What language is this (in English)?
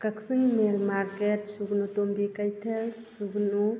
Manipuri